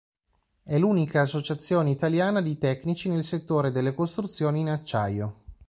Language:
Italian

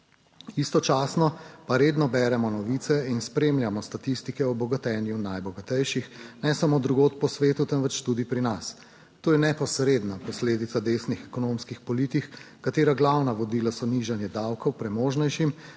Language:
Slovenian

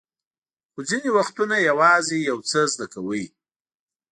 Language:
Pashto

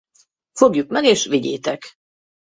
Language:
Hungarian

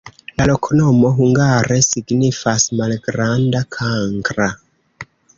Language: Esperanto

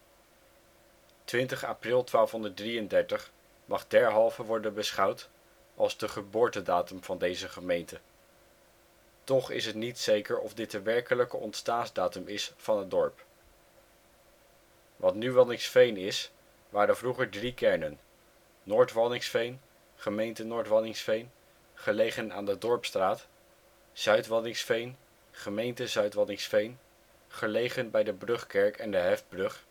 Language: Dutch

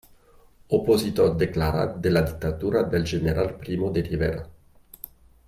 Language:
Catalan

